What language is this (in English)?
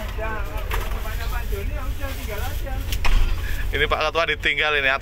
Indonesian